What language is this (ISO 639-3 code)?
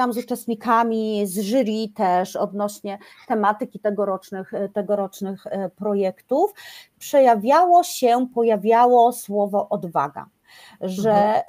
pol